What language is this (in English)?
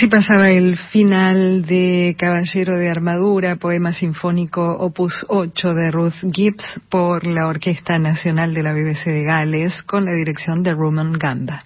Spanish